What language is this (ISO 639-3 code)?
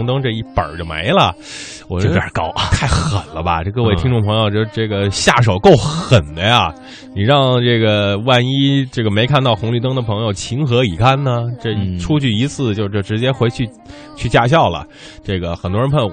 zho